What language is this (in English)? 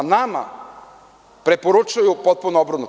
Serbian